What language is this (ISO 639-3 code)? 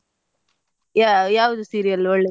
kan